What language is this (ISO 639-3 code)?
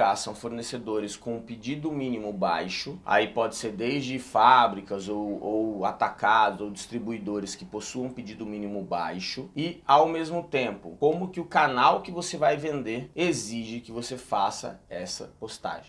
por